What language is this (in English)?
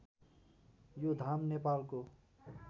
Nepali